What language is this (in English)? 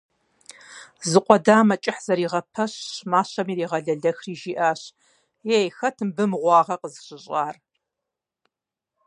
Kabardian